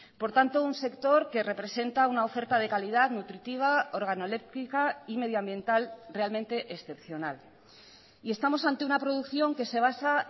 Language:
Spanish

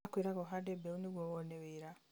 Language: Kikuyu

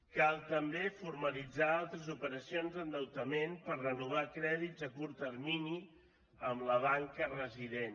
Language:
Catalan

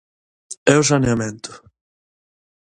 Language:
Galician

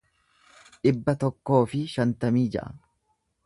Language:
Oromo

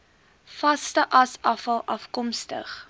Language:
Afrikaans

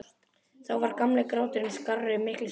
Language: Icelandic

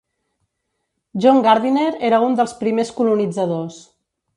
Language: Catalan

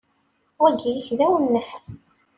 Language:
Kabyle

